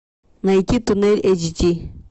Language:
Russian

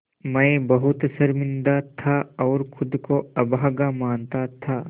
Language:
Hindi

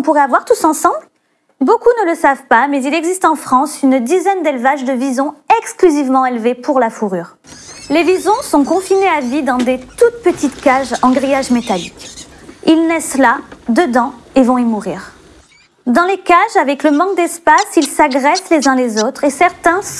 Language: French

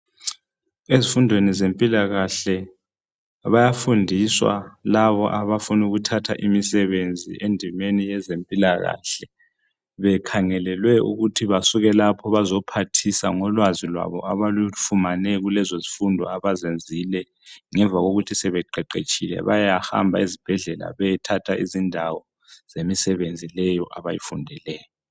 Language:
North Ndebele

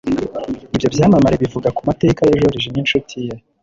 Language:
Kinyarwanda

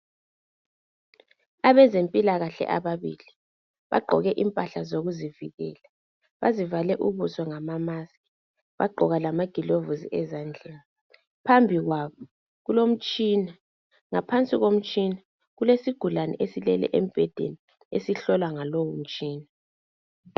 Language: North Ndebele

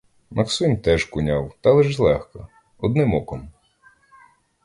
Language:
Ukrainian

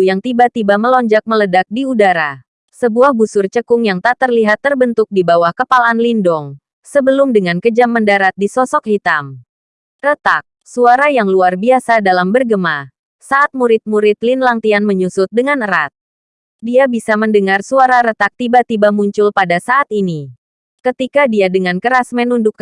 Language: Indonesian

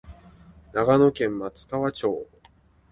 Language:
Japanese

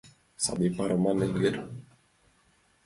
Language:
Mari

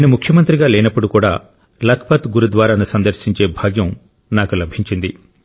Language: Telugu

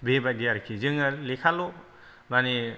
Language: Bodo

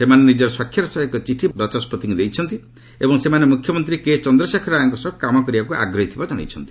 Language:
Odia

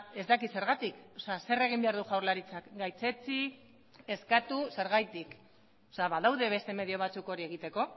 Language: Basque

